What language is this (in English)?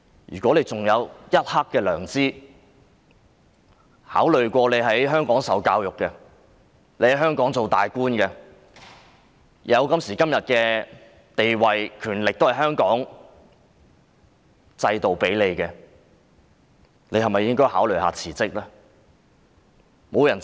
Cantonese